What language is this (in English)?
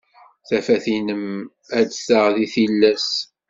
Kabyle